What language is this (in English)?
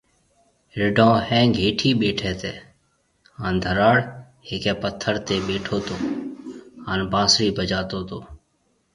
Marwari (Pakistan)